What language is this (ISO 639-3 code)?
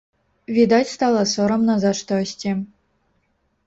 bel